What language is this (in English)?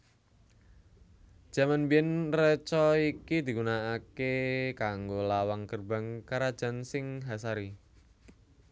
Javanese